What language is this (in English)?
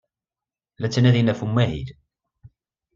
Kabyle